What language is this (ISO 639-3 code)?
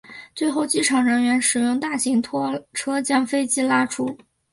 zho